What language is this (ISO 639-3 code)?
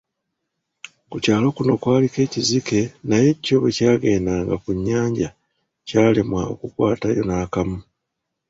lug